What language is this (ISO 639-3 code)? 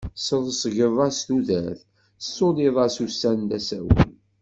kab